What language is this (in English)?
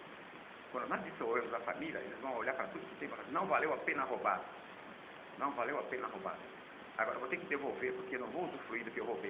Portuguese